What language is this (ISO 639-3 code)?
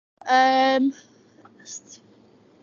cym